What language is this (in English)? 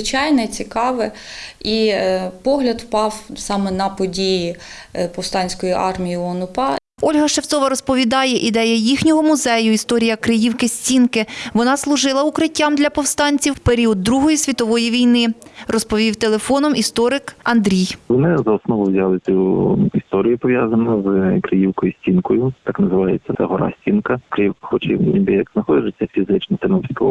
Ukrainian